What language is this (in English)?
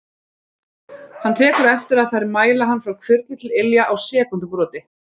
Icelandic